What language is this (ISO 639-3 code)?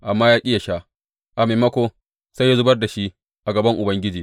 hau